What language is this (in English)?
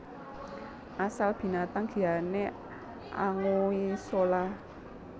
Javanese